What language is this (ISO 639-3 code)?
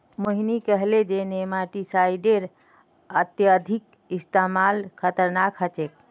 mag